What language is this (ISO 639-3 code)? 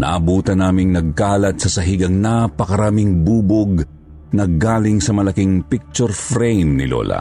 fil